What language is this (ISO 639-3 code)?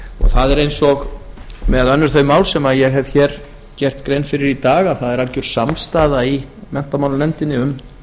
isl